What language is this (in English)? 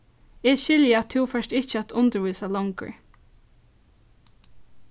Faroese